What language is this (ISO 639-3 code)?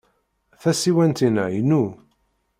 kab